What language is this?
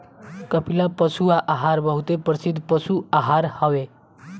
Bhojpuri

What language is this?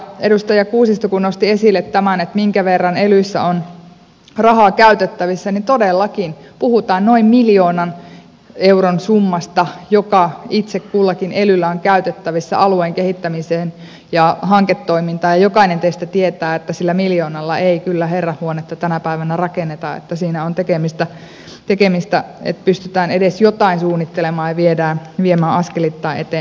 Finnish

